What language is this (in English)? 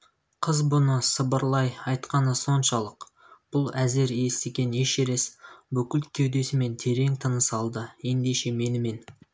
Kazakh